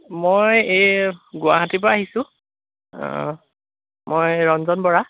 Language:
Assamese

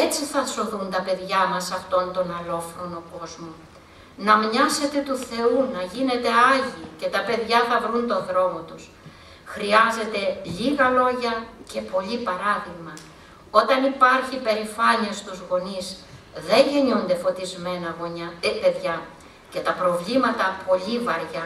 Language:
Greek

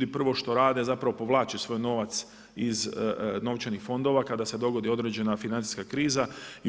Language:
Croatian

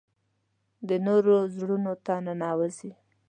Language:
Pashto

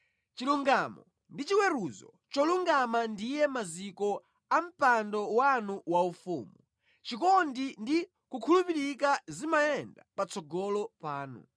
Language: Nyanja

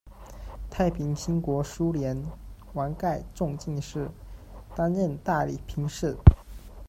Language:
Chinese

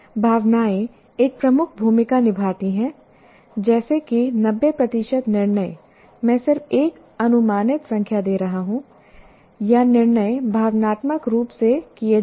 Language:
Hindi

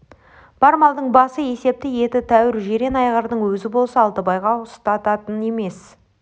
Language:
Kazakh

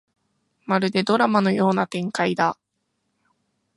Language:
Japanese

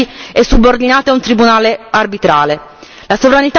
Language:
Italian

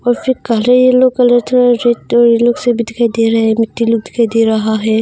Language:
Hindi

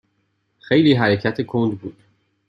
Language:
Persian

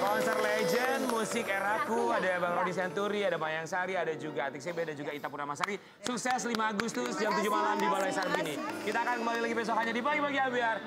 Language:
Indonesian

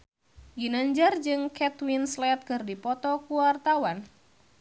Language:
Sundanese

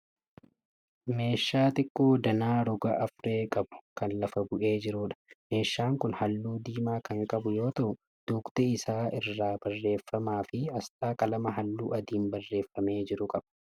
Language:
Oromo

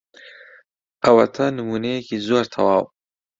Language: Central Kurdish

